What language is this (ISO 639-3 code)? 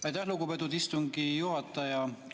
est